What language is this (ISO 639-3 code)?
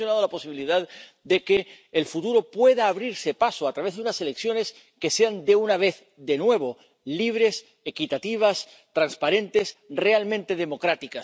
spa